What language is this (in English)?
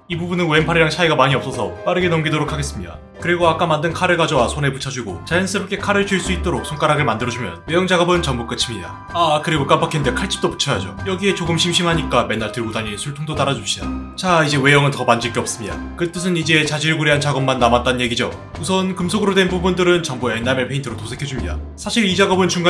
Korean